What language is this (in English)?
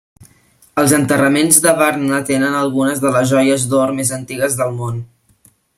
Catalan